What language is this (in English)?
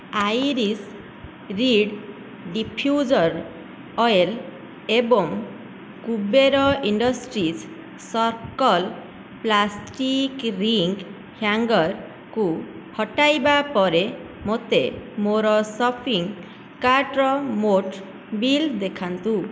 Odia